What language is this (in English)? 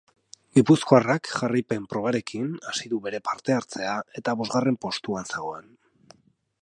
Basque